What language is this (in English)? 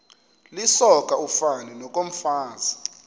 Xhosa